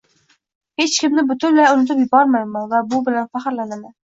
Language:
Uzbek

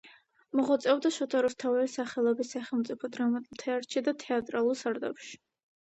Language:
Georgian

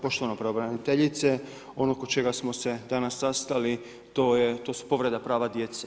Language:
Croatian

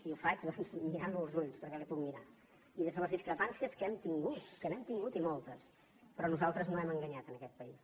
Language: Catalan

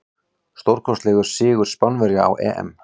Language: Icelandic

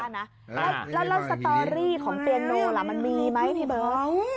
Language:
Thai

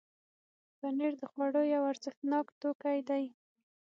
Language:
Pashto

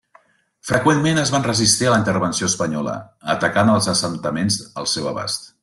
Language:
Catalan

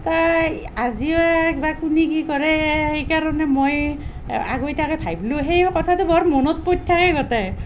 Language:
Assamese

